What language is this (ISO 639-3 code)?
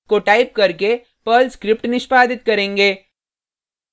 hin